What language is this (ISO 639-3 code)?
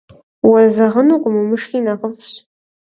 kbd